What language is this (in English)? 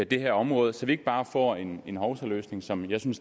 Danish